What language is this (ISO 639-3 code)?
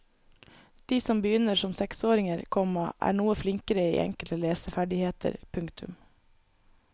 nor